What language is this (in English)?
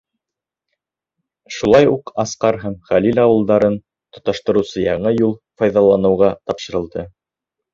Bashkir